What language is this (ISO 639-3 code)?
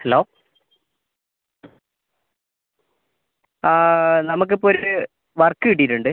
mal